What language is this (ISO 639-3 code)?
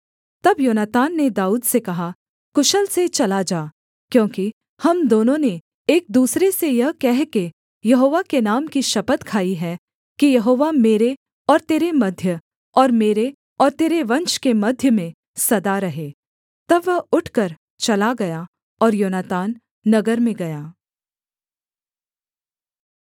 hin